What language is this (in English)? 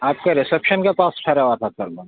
Urdu